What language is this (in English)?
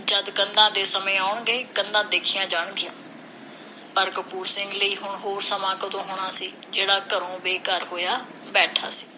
Punjabi